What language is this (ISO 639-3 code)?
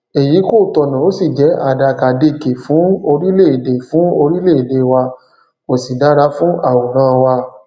yor